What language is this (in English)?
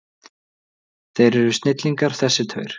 Icelandic